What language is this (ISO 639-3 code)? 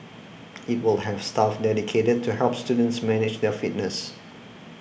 eng